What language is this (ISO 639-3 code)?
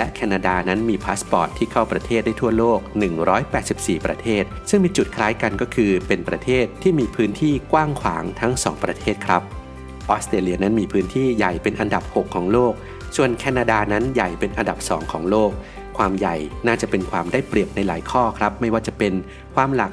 tha